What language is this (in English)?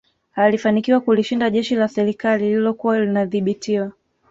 Swahili